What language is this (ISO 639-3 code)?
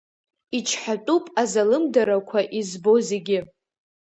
abk